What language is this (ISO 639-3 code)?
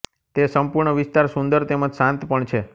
guj